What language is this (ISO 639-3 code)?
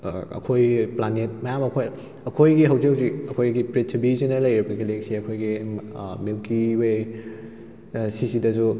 mni